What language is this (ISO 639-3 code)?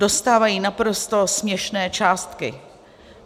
ces